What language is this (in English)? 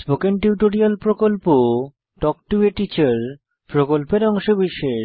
Bangla